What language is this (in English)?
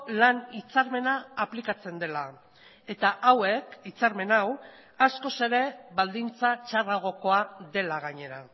Basque